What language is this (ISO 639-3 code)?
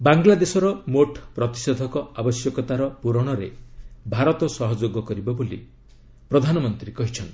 ori